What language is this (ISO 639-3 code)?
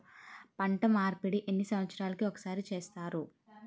tel